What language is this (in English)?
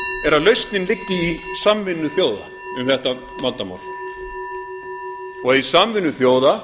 Icelandic